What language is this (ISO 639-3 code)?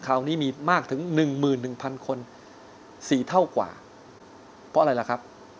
tha